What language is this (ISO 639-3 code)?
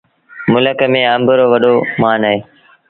sbn